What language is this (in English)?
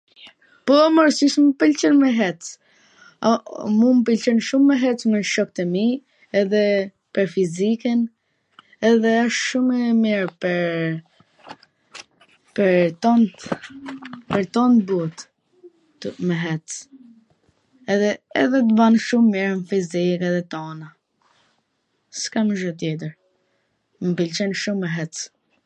Gheg Albanian